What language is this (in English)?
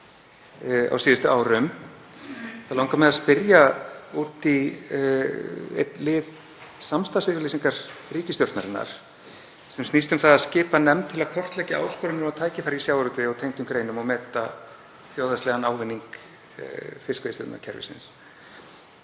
Icelandic